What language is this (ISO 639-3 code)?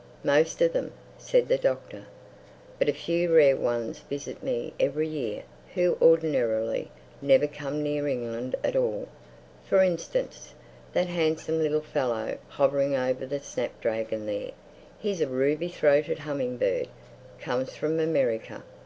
eng